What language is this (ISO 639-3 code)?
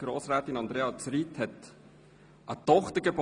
gsw